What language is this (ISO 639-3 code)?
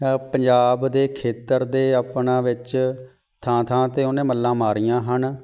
pan